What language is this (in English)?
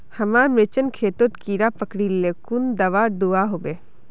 Magahi